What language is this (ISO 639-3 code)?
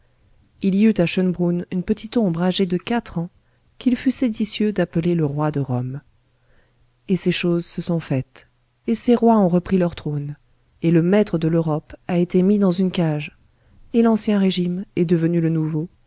fra